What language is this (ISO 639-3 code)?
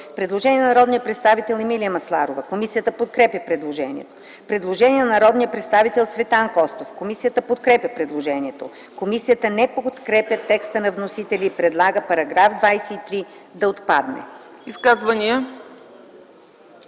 bul